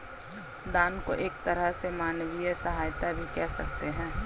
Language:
Hindi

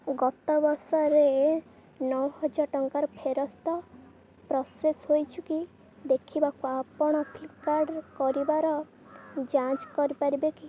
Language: Odia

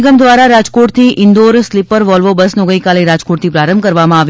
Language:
Gujarati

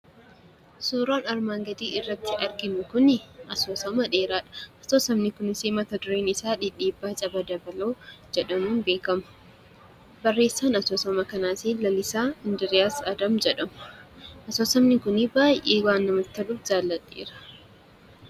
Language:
Oromo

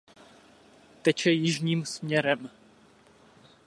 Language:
Czech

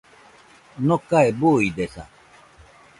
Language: Nüpode Huitoto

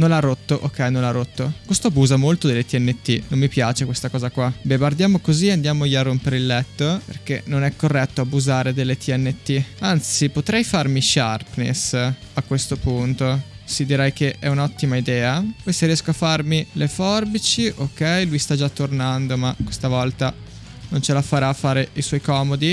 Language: Italian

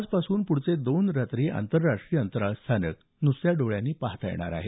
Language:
Marathi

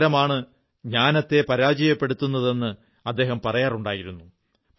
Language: Malayalam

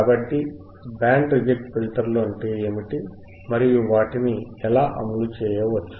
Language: Telugu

